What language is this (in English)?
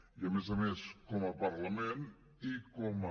Catalan